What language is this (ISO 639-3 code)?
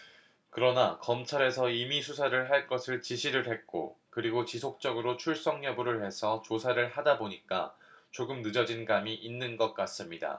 kor